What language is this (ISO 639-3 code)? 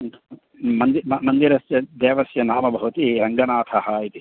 san